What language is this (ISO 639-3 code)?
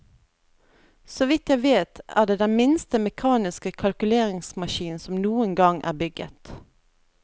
nor